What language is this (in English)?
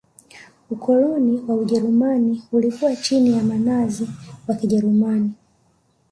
Swahili